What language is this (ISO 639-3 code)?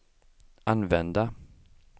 swe